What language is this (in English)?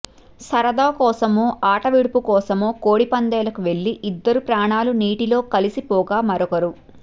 Telugu